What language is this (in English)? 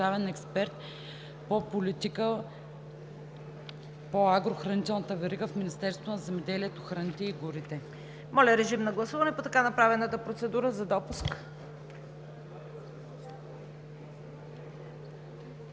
Bulgarian